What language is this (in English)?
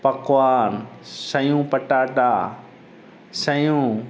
Sindhi